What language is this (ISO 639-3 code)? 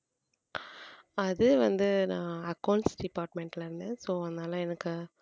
tam